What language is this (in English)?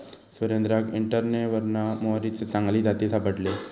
Marathi